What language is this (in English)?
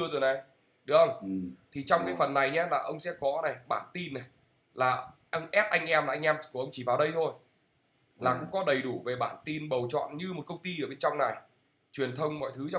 Vietnamese